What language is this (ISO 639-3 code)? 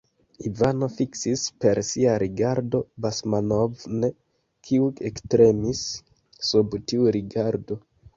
epo